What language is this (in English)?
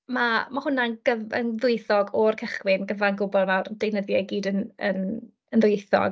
Welsh